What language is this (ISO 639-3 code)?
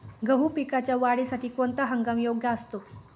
mar